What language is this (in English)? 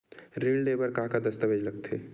Chhattisgarhi